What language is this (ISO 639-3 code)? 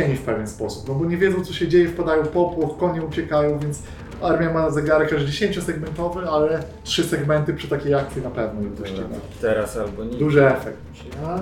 pol